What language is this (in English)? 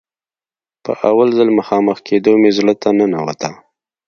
Pashto